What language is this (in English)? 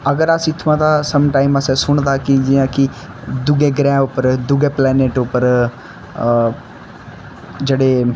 Dogri